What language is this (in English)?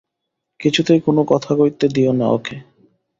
Bangla